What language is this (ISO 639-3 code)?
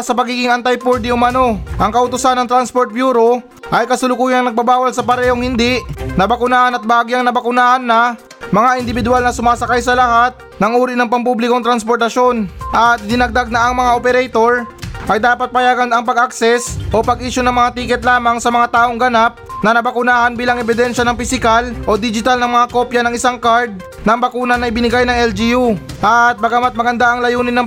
fil